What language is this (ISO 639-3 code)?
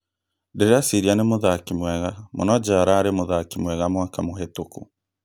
kik